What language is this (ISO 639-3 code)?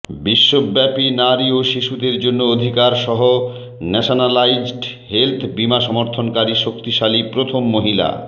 ben